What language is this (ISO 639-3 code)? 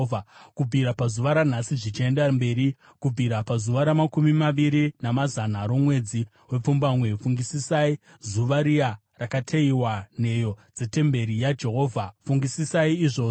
sna